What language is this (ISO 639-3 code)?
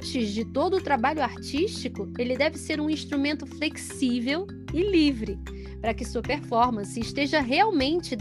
por